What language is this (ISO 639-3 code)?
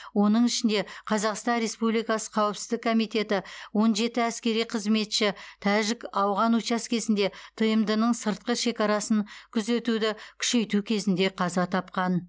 kaz